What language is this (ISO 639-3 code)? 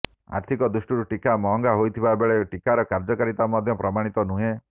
ori